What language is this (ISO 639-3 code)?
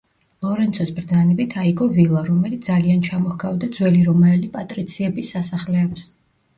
kat